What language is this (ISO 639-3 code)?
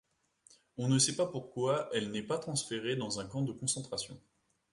fra